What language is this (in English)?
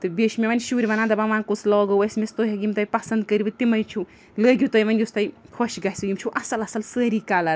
Kashmiri